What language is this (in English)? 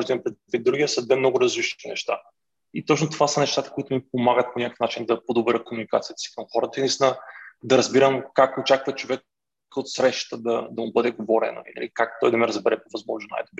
Bulgarian